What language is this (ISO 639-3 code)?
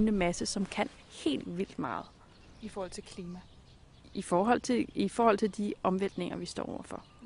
dan